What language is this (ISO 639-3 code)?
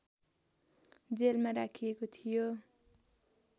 nep